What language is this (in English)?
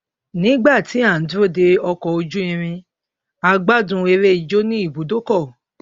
Yoruba